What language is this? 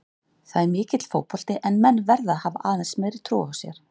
Icelandic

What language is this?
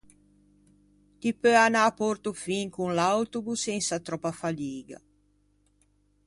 Ligurian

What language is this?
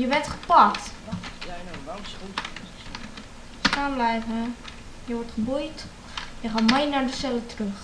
Dutch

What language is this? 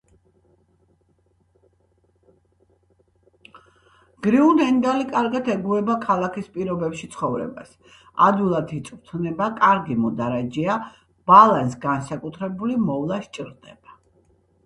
Georgian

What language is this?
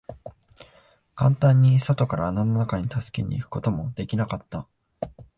Japanese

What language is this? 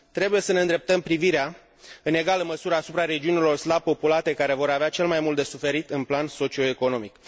Romanian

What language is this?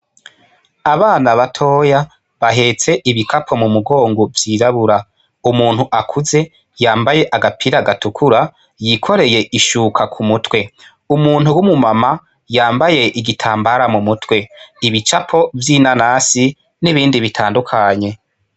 Rundi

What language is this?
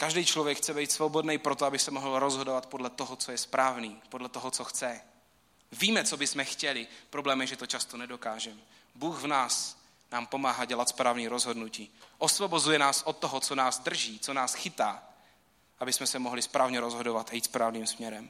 Czech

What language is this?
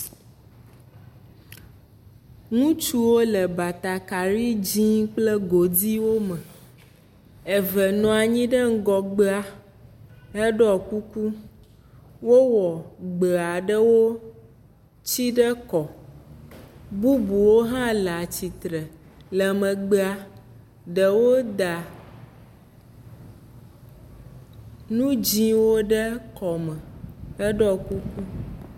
Ewe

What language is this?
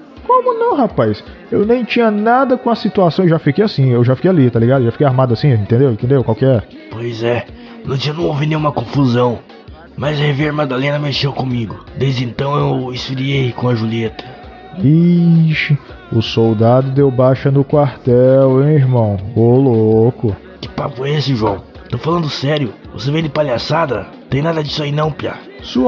Portuguese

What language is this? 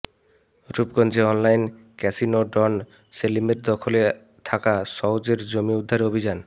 Bangla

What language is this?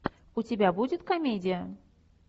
Russian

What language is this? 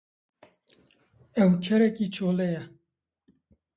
Kurdish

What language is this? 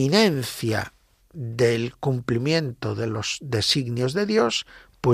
Spanish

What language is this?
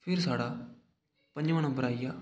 Dogri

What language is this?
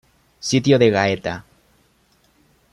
Spanish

